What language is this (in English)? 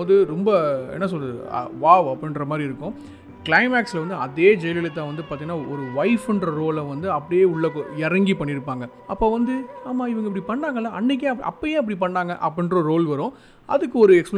Tamil